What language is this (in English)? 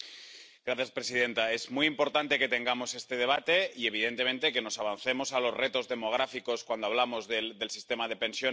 Spanish